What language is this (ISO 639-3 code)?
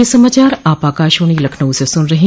hin